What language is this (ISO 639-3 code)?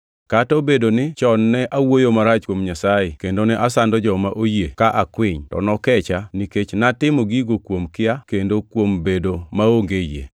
luo